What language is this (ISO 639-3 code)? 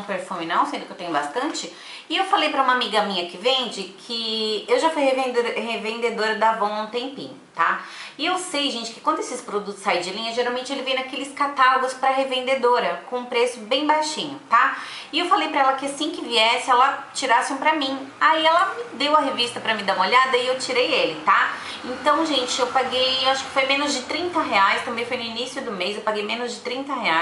por